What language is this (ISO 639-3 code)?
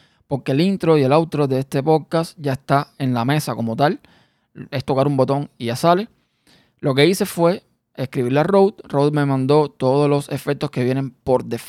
spa